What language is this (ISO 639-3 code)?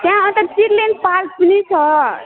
nep